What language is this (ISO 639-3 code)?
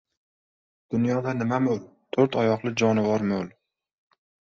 uzb